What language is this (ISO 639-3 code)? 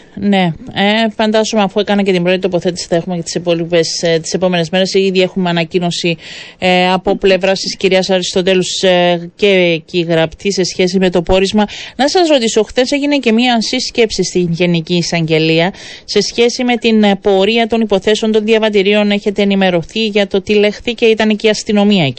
ell